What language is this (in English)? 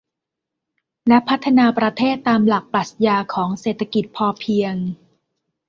Thai